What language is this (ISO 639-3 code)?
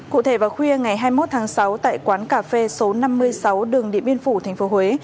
vie